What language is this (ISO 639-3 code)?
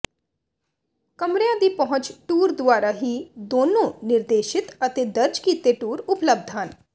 pan